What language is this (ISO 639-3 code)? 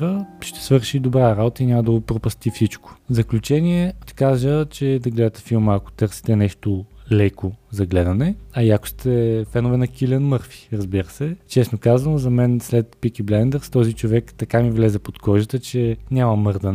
bul